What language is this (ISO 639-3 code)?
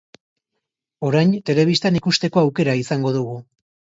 eus